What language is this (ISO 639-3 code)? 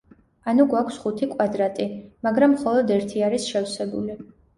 kat